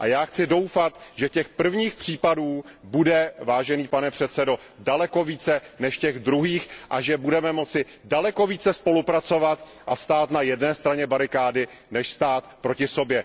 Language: Czech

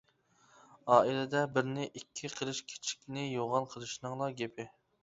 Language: Uyghur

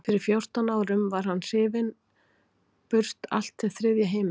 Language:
Icelandic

